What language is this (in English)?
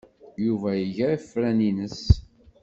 Kabyle